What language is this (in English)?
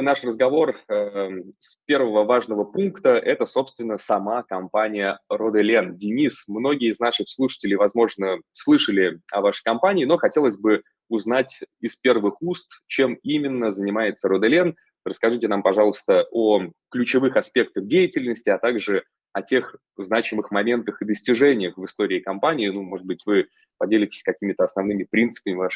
Russian